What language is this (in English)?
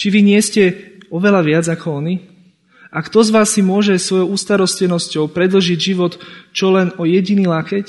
Slovak